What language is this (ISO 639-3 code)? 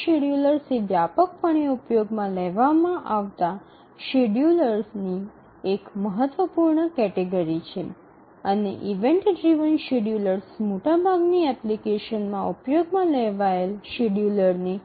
guj